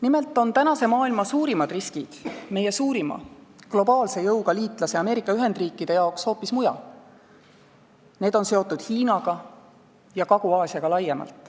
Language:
Estonian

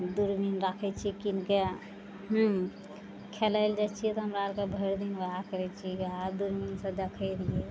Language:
Maithili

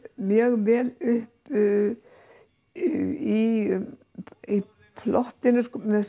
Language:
Icelandic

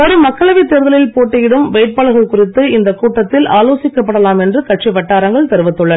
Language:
Tamil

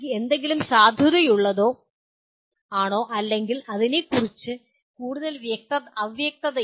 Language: Malayalam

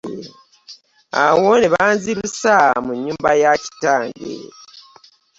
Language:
Ganda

